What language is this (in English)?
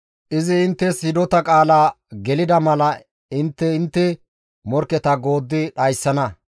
Gamo